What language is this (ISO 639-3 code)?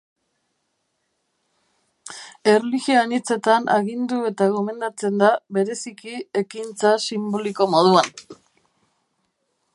eus